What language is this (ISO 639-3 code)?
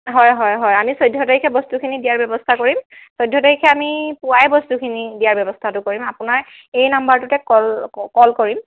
asm